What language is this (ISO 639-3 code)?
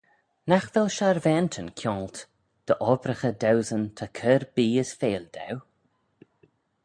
glv